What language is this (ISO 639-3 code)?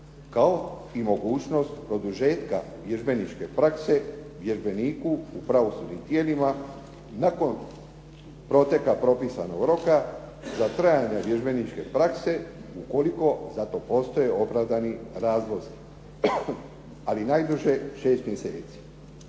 hrv